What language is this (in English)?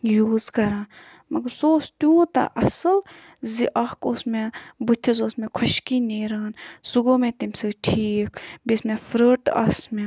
Kashmiri